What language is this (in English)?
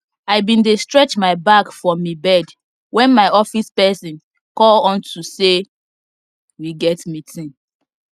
Nigerian Pidgin